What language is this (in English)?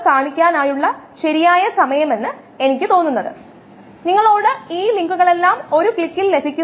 Malayalam